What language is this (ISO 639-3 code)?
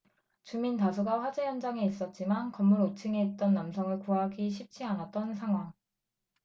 kor